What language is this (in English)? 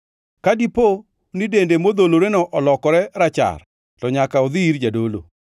Luo (Kenya and Tanzania)